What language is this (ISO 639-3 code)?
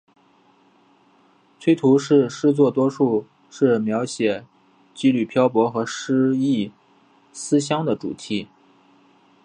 zho